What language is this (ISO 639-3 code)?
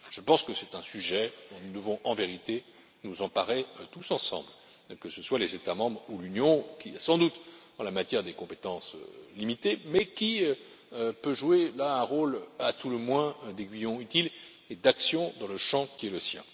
fra